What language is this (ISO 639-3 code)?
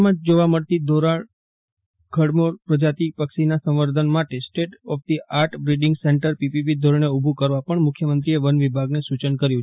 guj